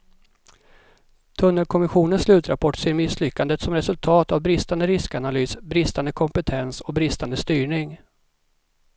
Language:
Swedish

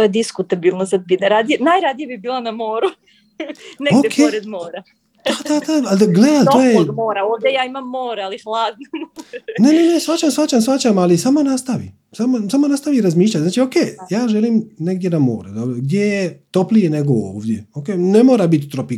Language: Croatian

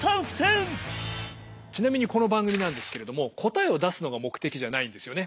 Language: Japanese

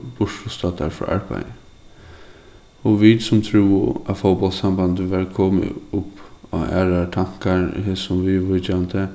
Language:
Faroese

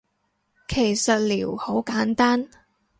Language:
Cantonese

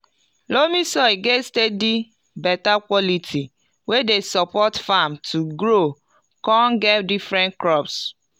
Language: Nigerian Pidgin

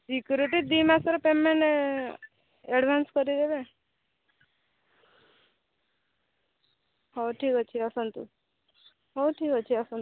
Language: Odia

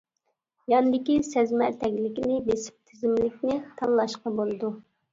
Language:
Uyghur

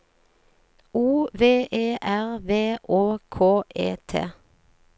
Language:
Norwegian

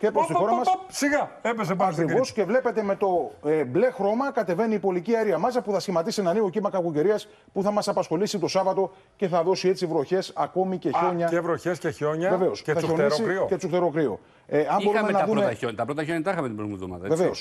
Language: Greek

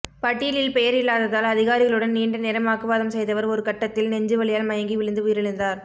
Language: Tamil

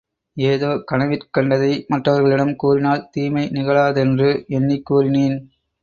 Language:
Tamil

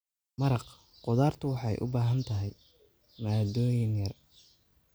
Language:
Somali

